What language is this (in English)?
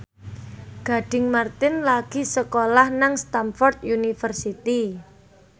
Javanese